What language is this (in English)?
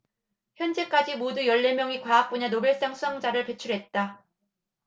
Korean